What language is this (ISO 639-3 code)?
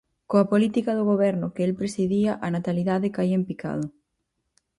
glg